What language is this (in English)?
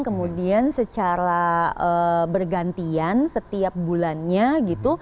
Indonesian